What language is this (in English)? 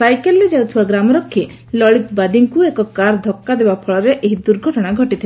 Odia